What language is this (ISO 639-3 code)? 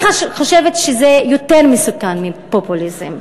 heb